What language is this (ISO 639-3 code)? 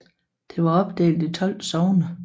dan